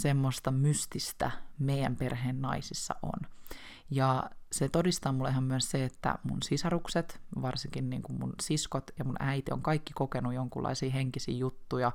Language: Finnish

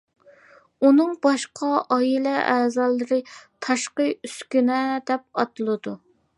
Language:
Uyghur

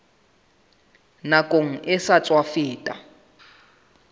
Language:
Southern Sotho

